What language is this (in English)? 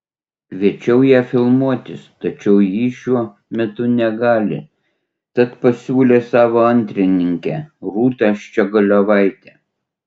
Lithuanian